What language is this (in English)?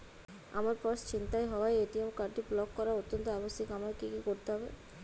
Bangla